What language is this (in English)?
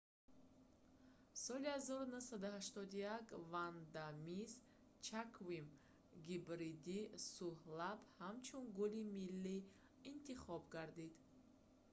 Tajik